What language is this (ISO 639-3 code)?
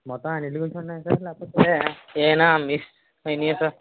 tel